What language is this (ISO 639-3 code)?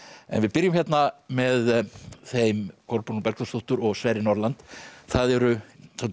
isl